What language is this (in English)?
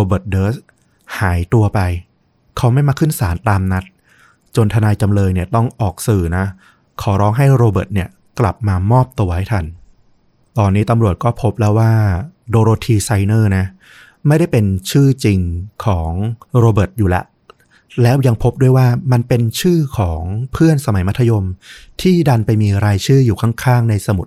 Thai